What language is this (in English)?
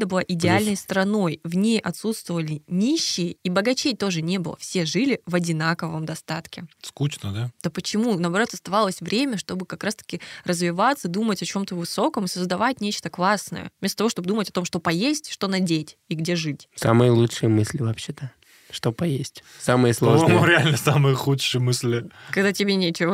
Russian